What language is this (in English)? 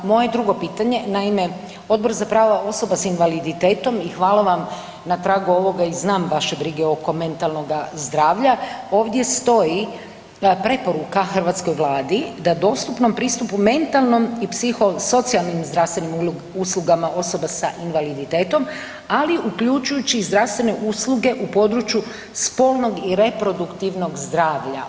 Croatian